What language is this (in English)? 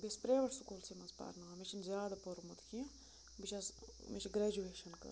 Kashmiri